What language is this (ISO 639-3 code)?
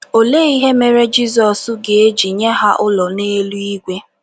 ibo